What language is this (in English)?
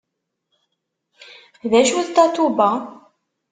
Kabyle